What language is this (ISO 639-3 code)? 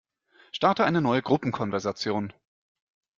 deu